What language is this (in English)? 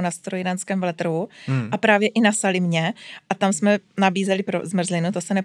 Czech